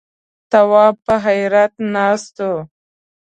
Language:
Pashto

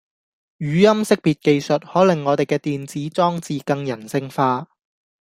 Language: Cantonese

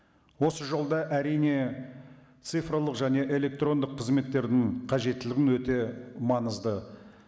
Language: Kazakh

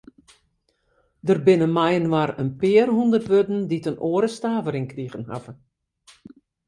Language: Western Frisian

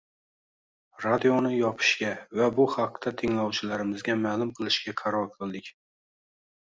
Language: Uzbek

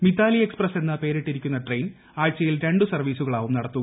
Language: Malayalam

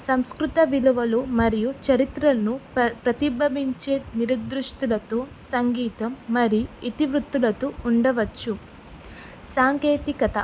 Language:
Telugu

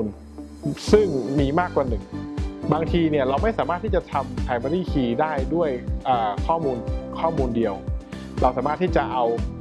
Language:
Thai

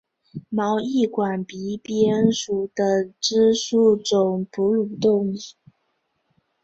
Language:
Chinese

